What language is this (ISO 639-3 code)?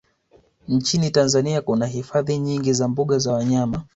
swa